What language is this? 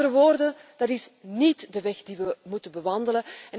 Dutch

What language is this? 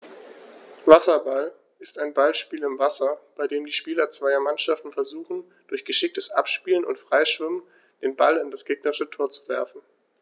German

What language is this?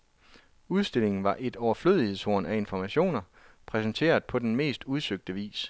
Danish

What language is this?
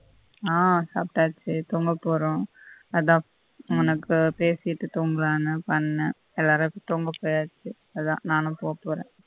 Tamil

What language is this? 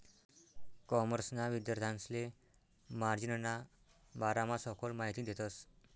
Marathi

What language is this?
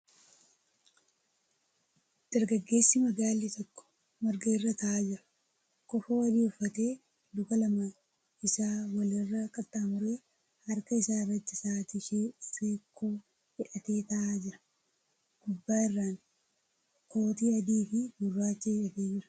Oromo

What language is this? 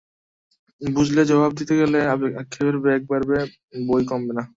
Bangla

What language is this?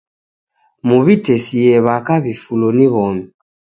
Taita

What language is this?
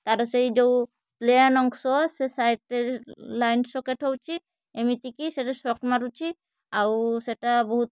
Odia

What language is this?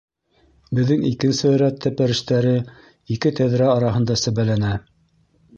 Bashkir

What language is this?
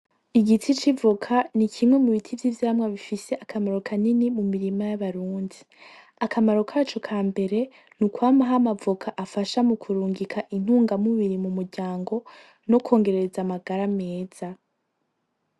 Rundi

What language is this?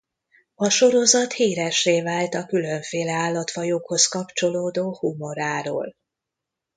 Hungarian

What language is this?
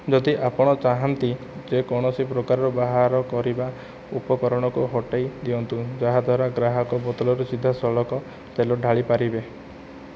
Odia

